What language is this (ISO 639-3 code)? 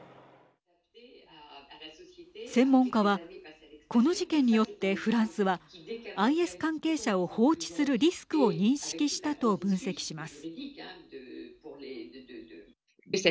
jpn